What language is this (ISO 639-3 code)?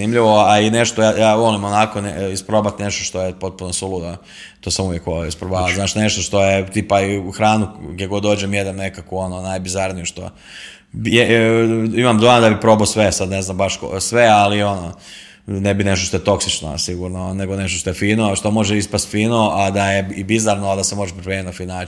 hrv